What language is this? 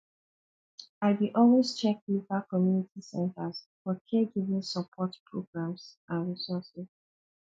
Nigerian Pidgin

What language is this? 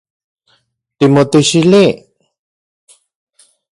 Central Puebla Nahuatl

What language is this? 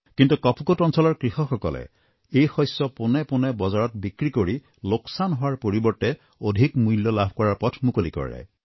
Assamese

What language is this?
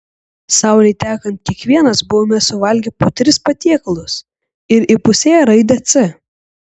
Lithuanian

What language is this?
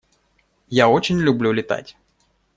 Russian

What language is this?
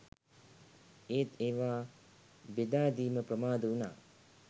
Sinhala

